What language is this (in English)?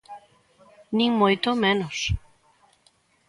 Galician